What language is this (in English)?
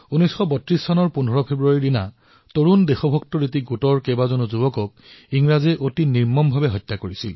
Assamese